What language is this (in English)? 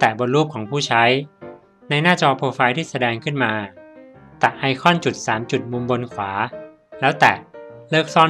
Thai